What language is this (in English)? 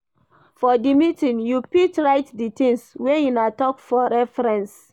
Nigerian Pidgin